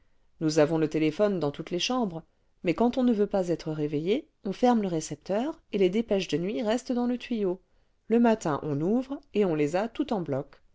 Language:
French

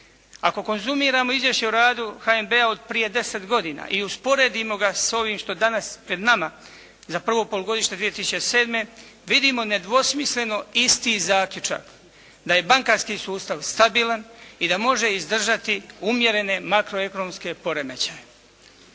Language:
Croatian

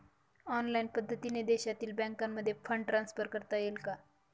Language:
Marathi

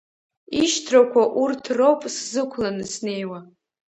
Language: Abkhazian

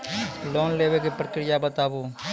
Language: Maithili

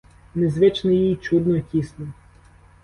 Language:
Ukrainian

